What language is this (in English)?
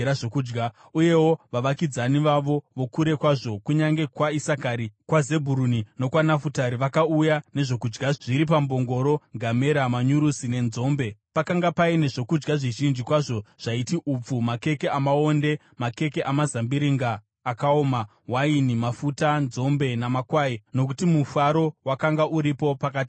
Shona